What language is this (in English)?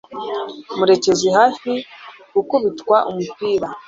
Kinyarwanda